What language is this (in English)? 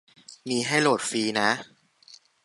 Thai